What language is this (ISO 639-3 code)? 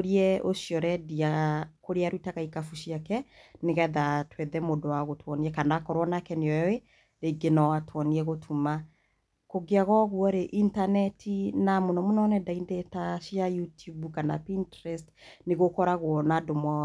kik